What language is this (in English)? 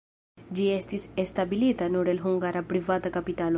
Esperanto